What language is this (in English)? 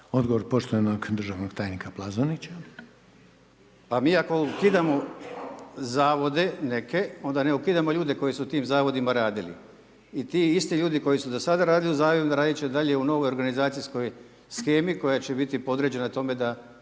Croatian